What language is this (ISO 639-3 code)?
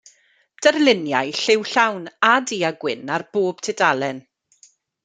cym